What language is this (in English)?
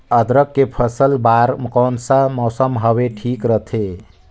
Chhattisgarhi